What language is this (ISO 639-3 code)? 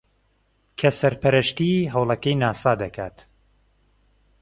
ckb